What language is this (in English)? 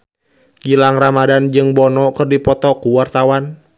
Sundanese